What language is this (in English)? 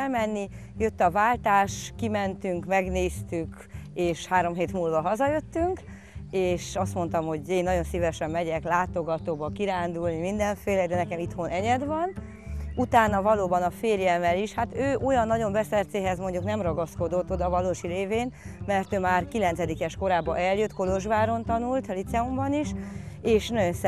Hungarian